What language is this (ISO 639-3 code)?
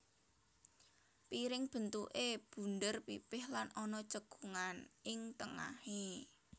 jav